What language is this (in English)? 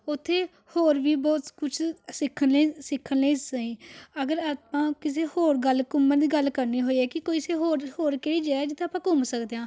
Punjabi